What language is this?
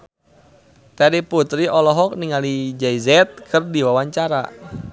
Sundanese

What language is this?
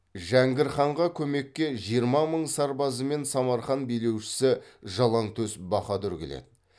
Kazakh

